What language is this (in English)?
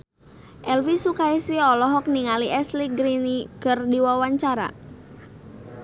Sundanese